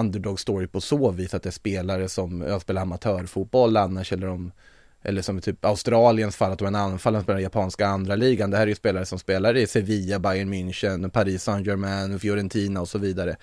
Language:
Swedish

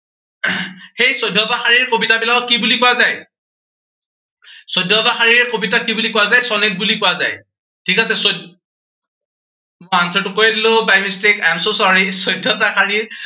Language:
Assamese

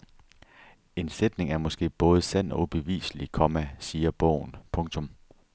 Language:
Danish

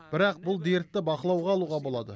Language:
Kazakh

